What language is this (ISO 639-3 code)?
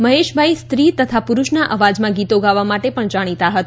guj